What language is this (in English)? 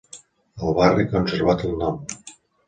Catalan